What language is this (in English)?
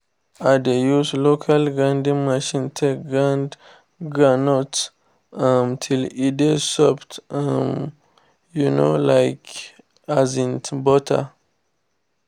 Nigerian Pidgin